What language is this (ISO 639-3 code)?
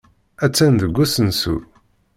kab